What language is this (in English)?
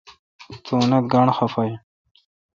Kalkoti